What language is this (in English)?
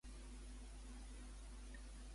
Catalan